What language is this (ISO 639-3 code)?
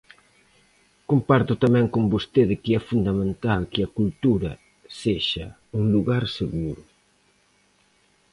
glg